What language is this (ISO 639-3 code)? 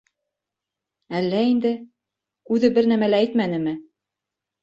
bak